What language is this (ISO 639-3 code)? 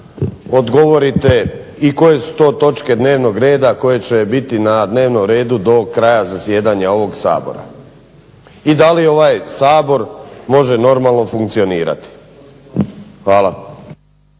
hrv